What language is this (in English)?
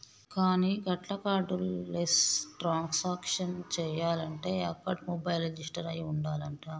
Telugu